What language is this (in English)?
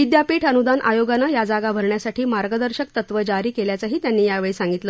Marathi